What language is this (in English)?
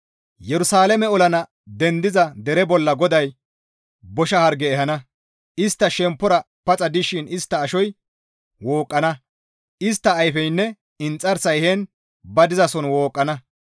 Gamo